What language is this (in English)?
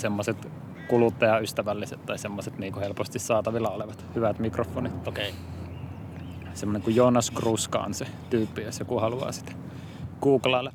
Finnish